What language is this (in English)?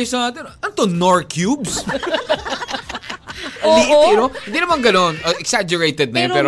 Filipino